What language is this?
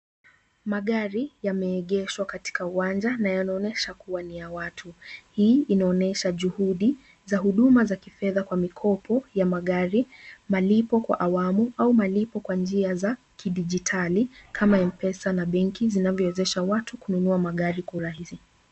Swahili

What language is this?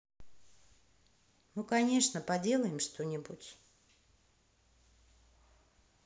Russian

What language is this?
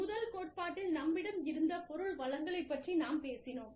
Tamil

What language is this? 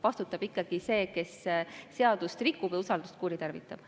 Estonian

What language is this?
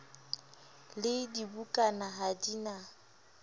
Southern Sotho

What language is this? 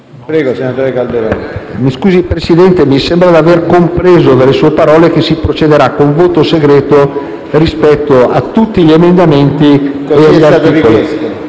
Italian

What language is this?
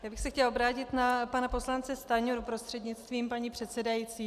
Czech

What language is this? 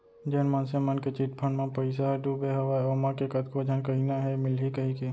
Chhattisgarhi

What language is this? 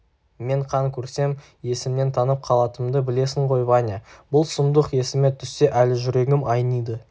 Kazakh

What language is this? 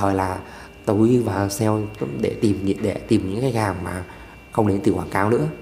Vietnamese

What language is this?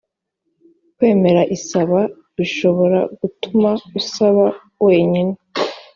Kinyarwanda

